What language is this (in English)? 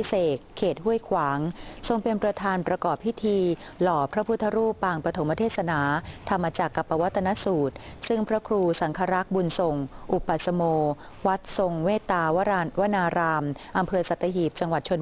Thai